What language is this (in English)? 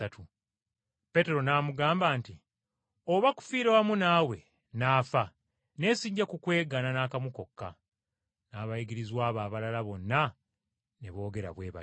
Ganda